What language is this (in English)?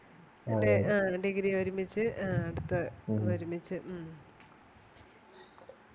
Malayalam